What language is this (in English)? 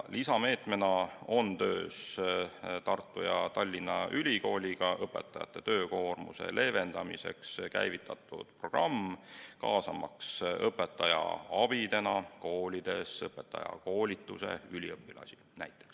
Estonian